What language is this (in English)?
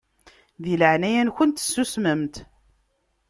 Kabyle